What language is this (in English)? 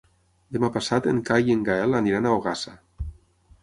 Catalan